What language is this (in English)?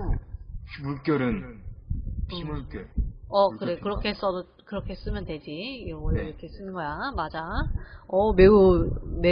Korean